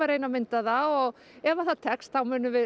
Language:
Icelandic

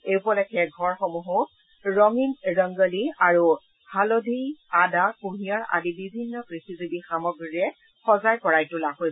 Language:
Assamese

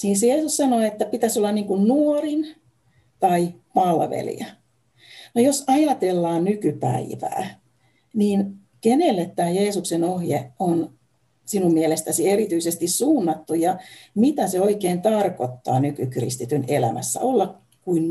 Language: Finnish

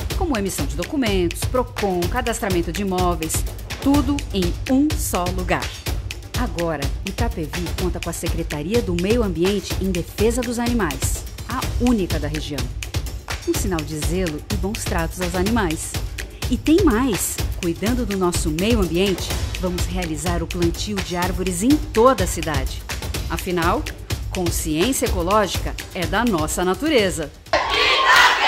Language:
Portuguese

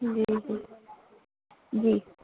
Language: Urdu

